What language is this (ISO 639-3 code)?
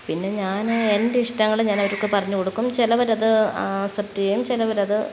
mal